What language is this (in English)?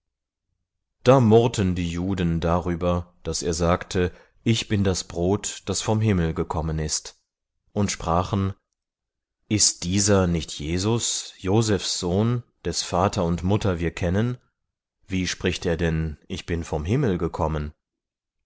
German